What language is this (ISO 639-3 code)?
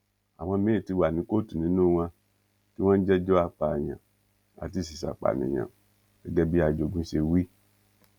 yor